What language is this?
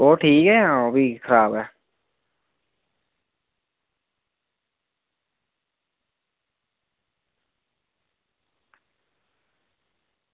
Dogri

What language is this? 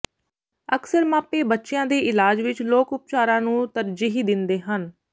Punjabi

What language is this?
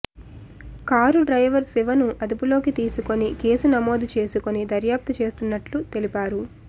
Telugu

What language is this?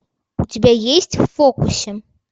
Russian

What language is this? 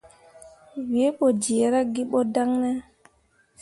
Mundang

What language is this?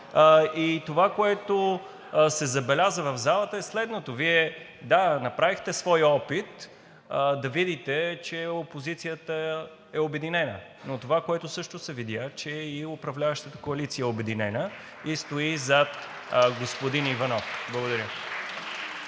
Bulgarian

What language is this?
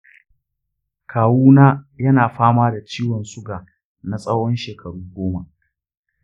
Hausa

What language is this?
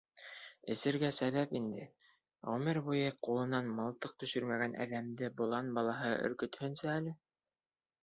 Bashkir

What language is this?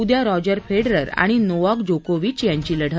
Marathi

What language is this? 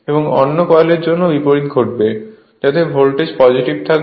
Bangla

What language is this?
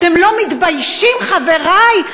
Hebrew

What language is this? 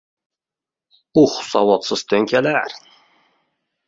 Uzbek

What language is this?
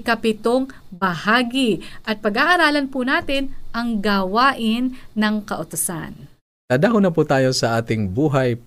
Filipino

